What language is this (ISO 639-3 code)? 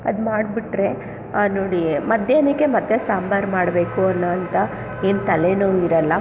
kan